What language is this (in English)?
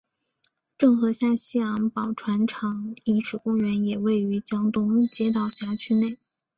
Chinese